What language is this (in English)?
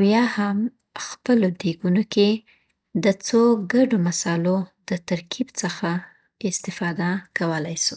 Southern Pashto